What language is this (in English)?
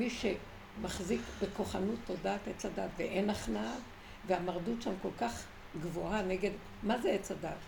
Hebrew